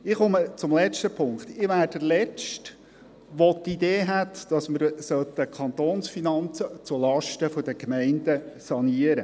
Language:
Swiss German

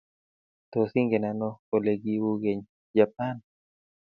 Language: Kalenjin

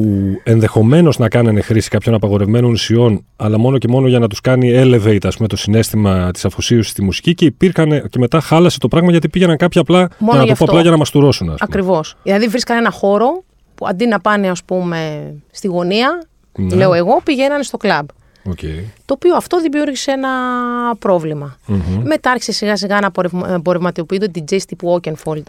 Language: Greek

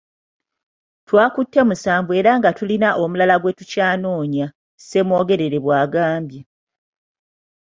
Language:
Ganda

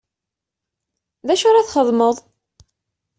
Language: Kabyle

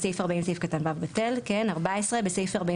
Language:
Hebrew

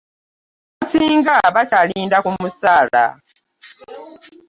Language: Ganda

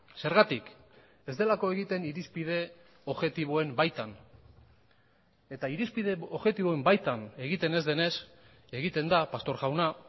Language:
Basque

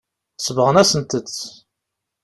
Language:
Kabyle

